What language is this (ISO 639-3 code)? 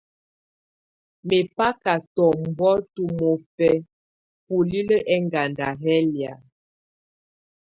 tvu